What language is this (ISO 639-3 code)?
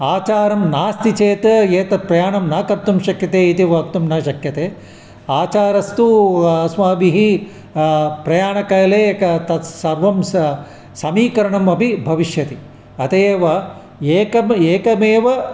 san